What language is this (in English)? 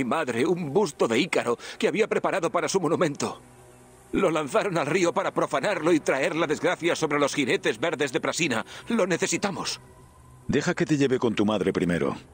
Spanish